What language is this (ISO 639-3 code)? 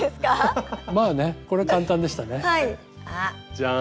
jpn